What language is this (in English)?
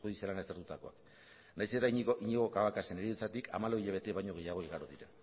Basque